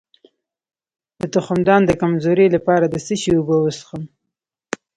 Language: Pashto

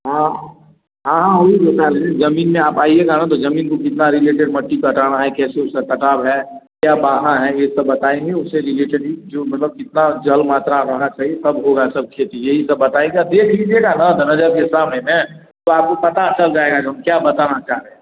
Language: Hindi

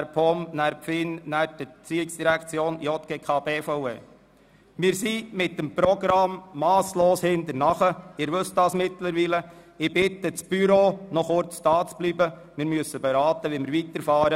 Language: Swiss German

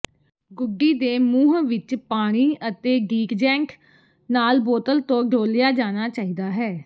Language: Punjabi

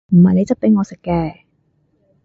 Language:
Cantonese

